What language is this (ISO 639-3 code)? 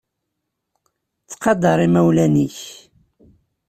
kab